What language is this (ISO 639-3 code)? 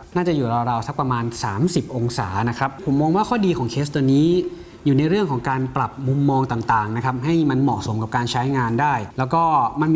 tha